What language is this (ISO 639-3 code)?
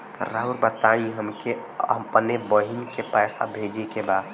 bho